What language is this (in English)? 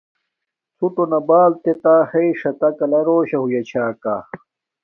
Domaaki